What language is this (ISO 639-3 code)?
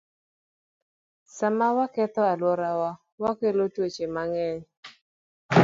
luo